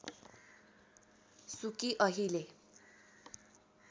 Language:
Nepali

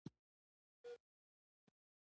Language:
Pashto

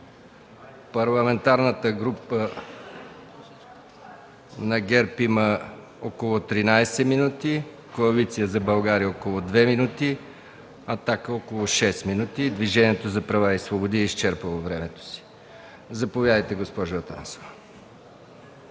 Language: Bulgarian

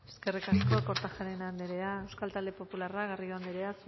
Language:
Basque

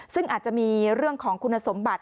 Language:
Thai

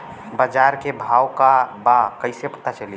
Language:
Bhojpuri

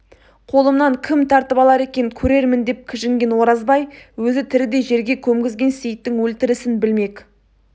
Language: Kazakh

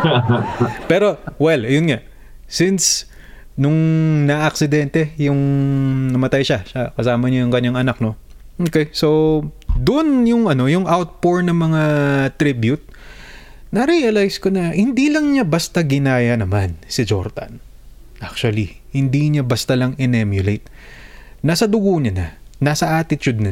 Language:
Filipino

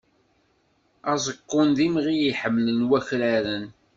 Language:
Kabyle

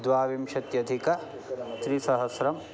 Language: Sanskrit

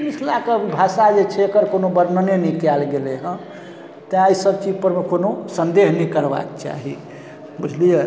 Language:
Maithili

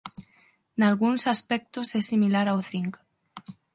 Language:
Galician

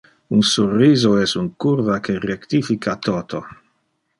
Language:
Interlingua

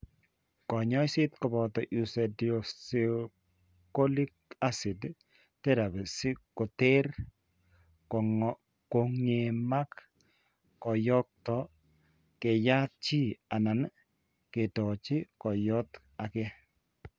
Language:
Kalenjin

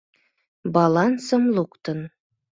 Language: Mari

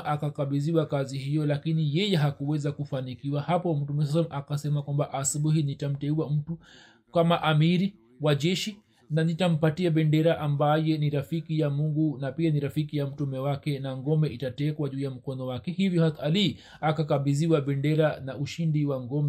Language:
Swahili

